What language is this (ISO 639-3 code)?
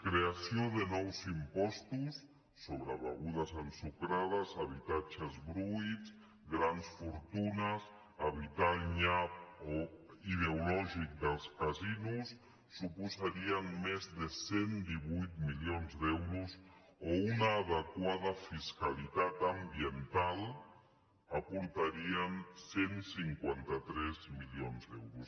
cat